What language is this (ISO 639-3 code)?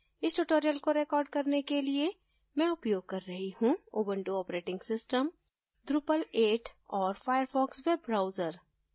hin